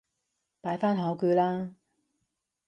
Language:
Cantonese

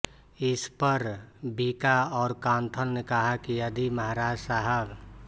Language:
Hindi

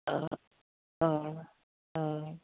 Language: Assamese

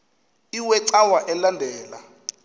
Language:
Xhosa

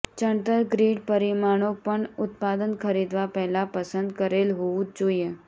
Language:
Gujarati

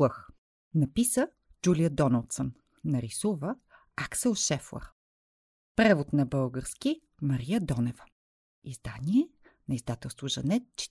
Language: Bulgarian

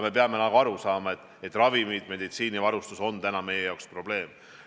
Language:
Estonian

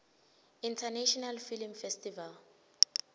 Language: Swati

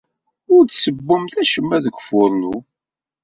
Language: Kabyle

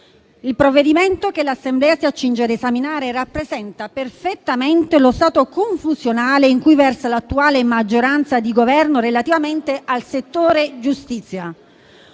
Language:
Italian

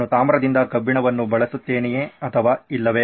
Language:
Kannada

